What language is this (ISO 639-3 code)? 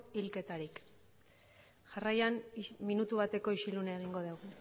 eus